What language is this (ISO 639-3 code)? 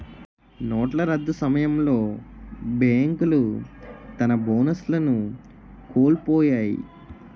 tel